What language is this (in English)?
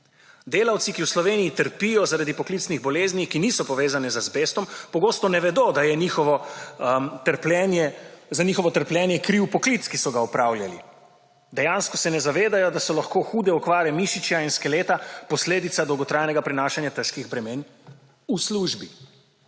Slovenian